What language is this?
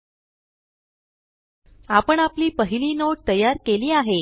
Marathi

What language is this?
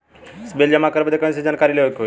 Bhojpuri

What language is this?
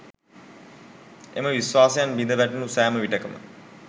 Sinhala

